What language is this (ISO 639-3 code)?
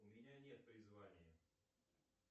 rus